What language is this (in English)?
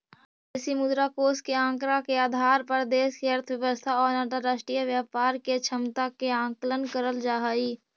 Magahi